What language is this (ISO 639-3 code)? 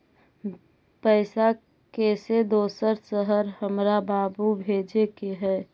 mag